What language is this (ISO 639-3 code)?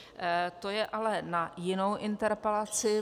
ces